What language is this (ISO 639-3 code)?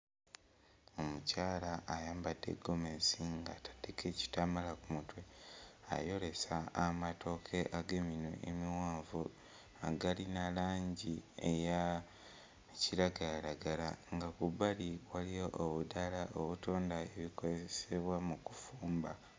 lug